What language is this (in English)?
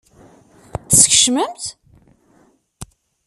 Kabyle